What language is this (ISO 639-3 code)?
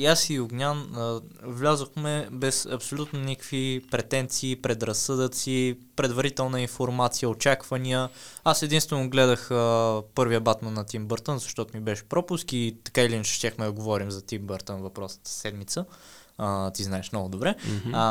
bul